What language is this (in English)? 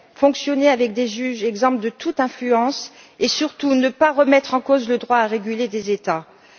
French